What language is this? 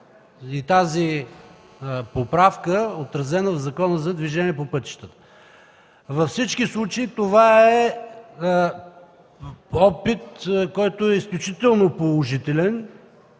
Bulgarian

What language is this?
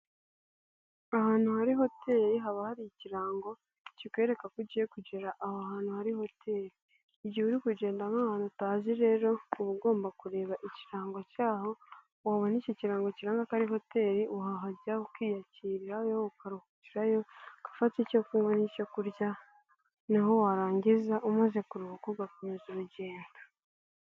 Kinyarwanda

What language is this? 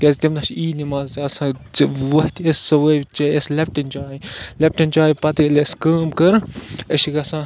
Kashmiri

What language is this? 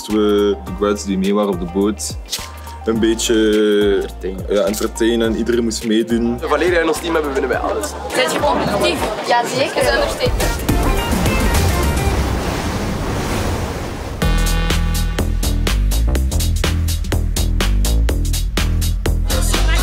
Dutch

